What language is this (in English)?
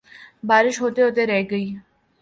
Urdu